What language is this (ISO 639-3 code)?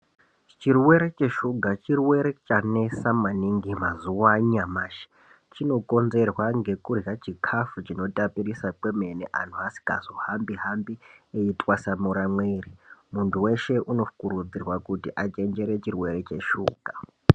ndc